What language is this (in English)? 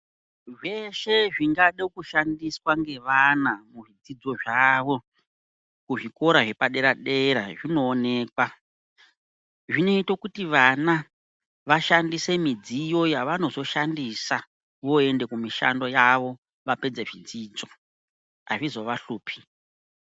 Ndau